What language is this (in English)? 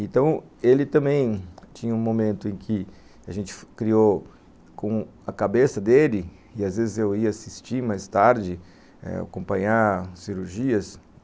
Portuguese